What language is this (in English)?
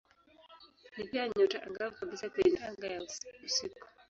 Swahili